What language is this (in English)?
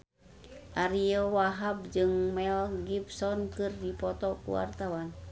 Sundanese